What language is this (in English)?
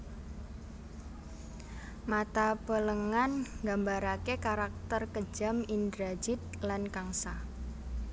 Javanese